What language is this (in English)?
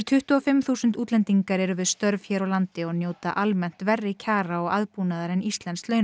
Icelandic